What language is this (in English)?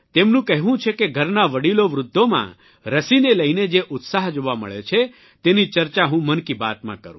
Gujarati